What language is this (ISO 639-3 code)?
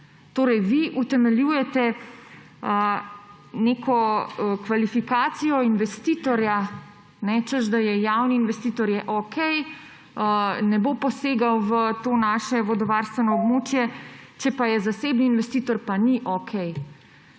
slv